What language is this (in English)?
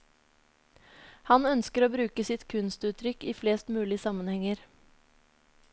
Norwegian